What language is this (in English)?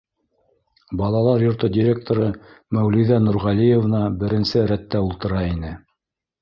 Bashkir